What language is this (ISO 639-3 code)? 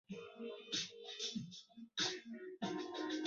zho